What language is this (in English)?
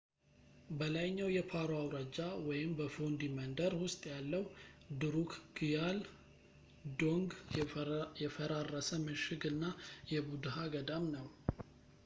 Amharic